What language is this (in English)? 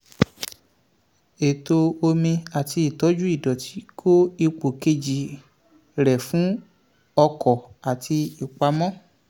Yoruba